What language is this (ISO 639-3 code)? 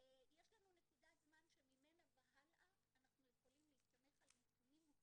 heb